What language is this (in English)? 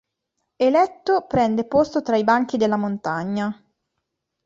Italian